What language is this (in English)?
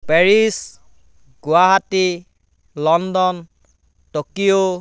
Assamese